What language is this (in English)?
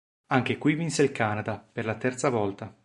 Italian